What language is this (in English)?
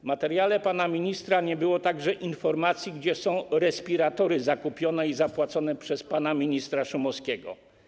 Polish